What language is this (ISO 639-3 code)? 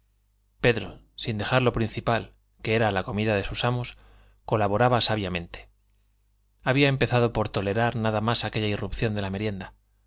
spa